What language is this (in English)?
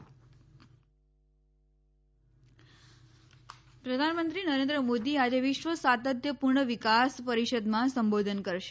Gujarati